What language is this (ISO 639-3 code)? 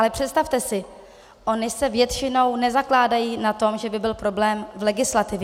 ces